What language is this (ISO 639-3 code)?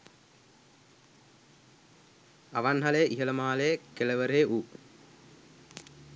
sin